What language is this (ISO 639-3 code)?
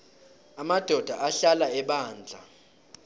nbl